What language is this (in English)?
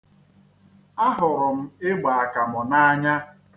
Igbo